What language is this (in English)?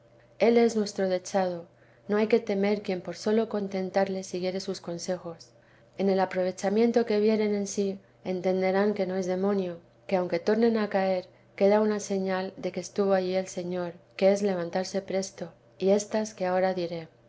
Spanish